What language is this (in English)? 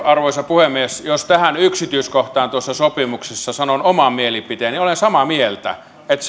Finnish